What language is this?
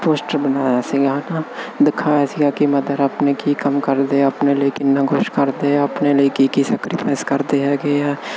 Punjabi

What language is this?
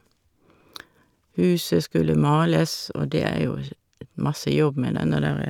Norwegian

